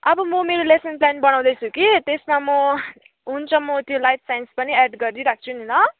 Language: Nepali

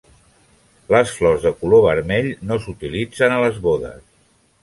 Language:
Catalan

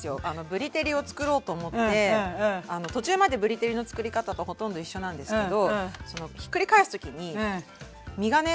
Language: Japanese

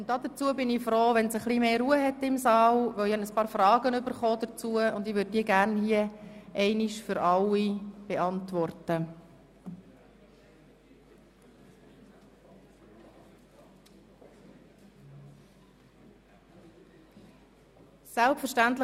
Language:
Swiss German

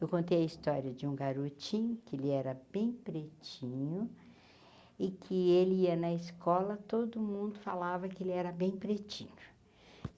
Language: Portuguese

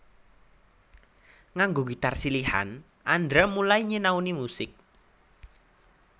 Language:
Javanese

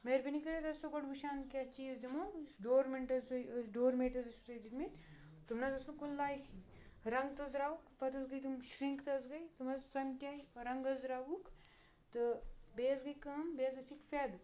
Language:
Kashmiri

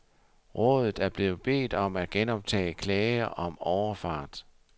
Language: Danish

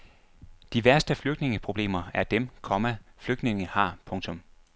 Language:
Danish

